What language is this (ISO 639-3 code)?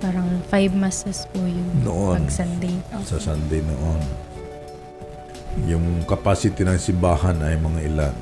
fil